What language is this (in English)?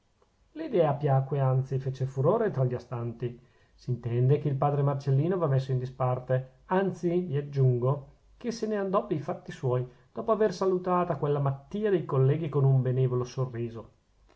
Italian